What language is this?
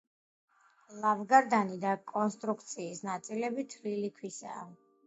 Georgian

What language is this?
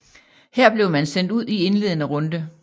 Danish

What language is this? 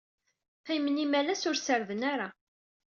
Kabyle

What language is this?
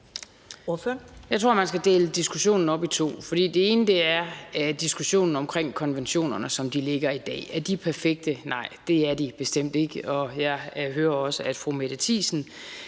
Danish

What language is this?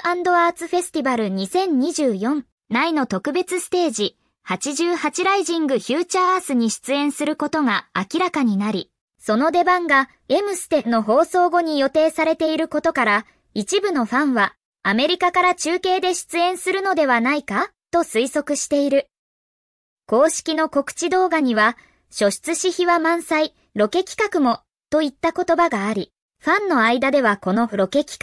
Japanese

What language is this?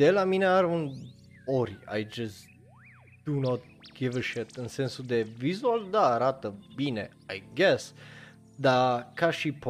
Romanian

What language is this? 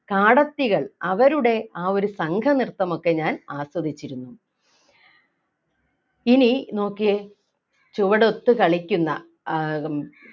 Malayalam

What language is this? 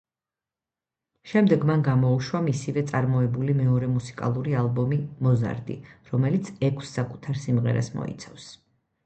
Georgian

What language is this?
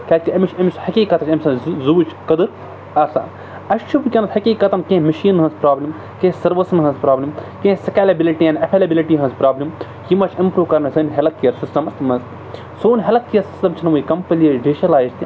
Kashmiri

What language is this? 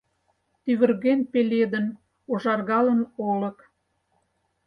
Mari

